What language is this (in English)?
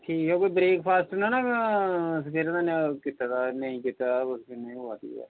Dogri